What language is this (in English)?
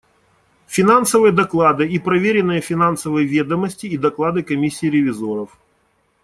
Russian